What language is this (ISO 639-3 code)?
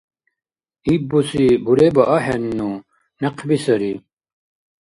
dar